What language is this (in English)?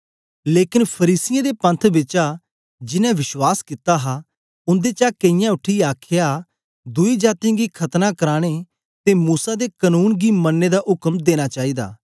Dogri